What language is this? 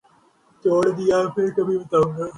Urdu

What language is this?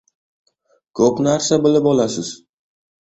Uzbek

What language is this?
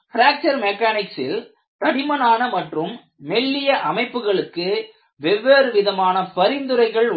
Tamil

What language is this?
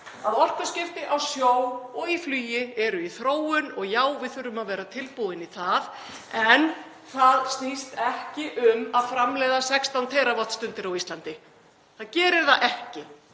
Icelandic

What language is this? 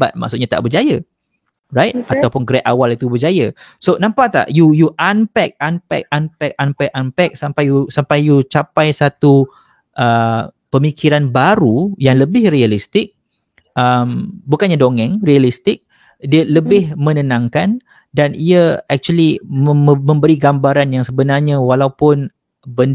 Malay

